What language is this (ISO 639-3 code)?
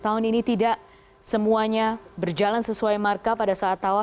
ind